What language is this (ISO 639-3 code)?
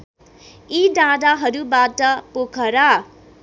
nep